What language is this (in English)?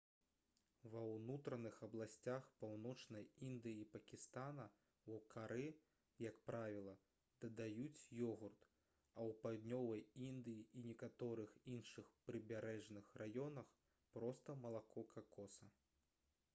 Belarusian